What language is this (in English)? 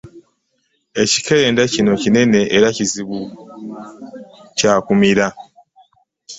Ganda